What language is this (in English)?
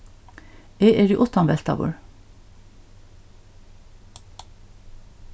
Faroese